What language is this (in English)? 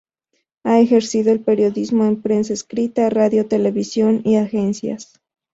Spanish